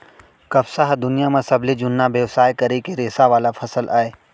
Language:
Chhattisgarhi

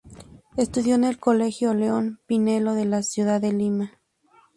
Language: Spanish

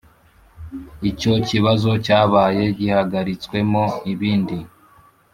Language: Kinyarwanda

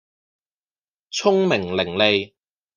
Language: Cantonese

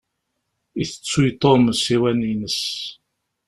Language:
Kabyle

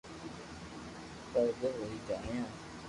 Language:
Loarki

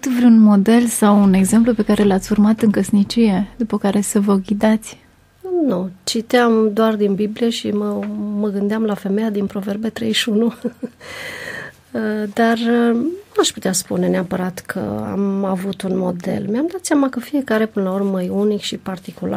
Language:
Romanian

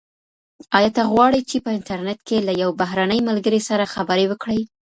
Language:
Pashto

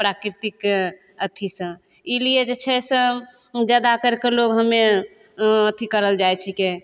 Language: Maithili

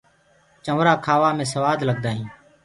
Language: Gurgula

